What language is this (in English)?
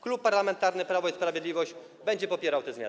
Polish